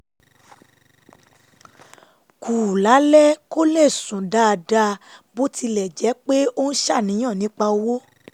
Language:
Yoruba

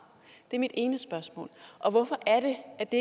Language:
Danish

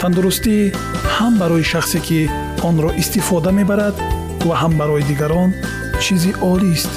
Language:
Persian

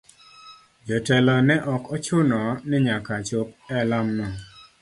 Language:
Luo (Kenya and Tanzania)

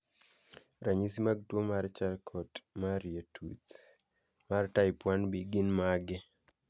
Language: Luo (Kenya and Tanzania)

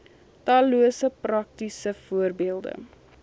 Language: Afrikaans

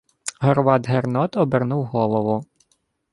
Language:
Ukrainian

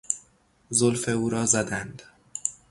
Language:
Persian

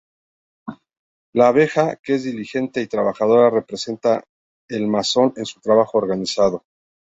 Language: Spanish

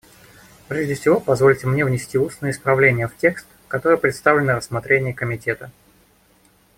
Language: Russian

